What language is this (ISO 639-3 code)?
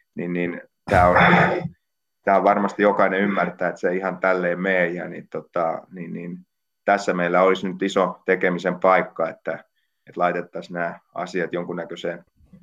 fin